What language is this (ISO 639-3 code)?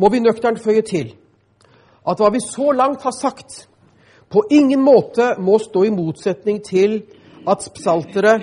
dan